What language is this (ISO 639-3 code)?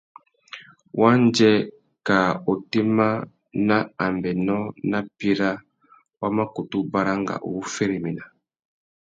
bag